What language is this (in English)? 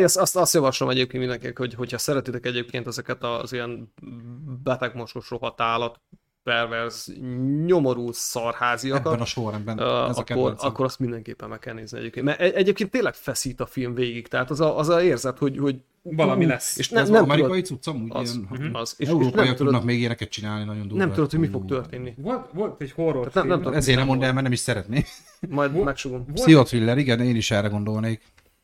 Hungarian